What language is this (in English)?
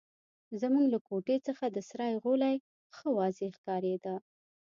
Pashto